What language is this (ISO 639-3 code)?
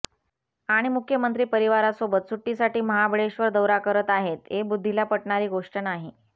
mar